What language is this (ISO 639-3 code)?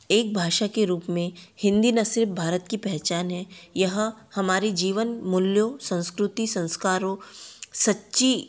hin